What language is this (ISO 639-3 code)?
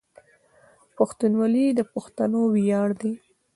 pus